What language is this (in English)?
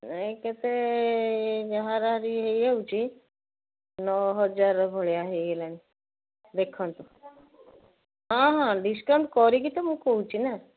Odia